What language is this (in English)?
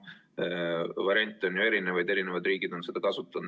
Estonian